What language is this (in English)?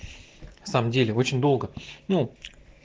Russian